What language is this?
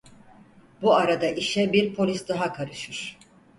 Turkish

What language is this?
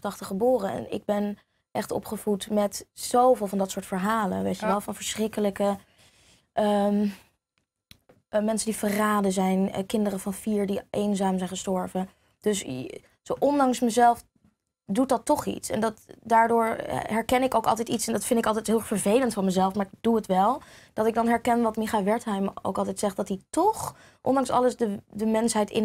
Dutch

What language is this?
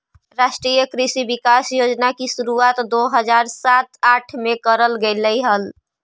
Magahi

